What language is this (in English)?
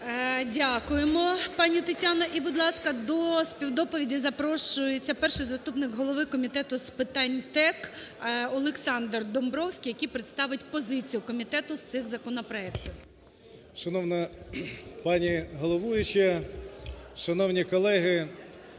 Ukrainian